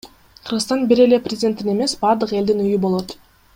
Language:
Kyrgyz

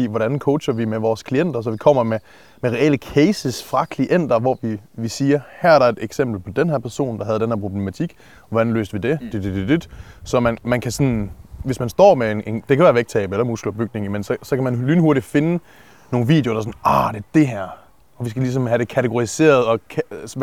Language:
Danish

